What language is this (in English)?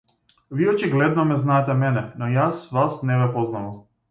Macedonian